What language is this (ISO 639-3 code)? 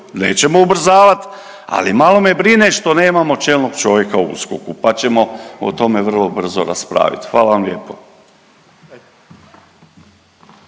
hrv